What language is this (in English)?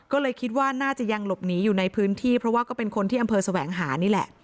Thai